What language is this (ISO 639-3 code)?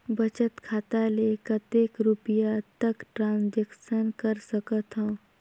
hne